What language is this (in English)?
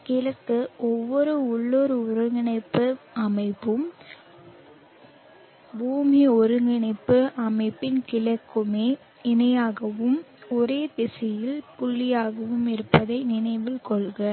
Tamil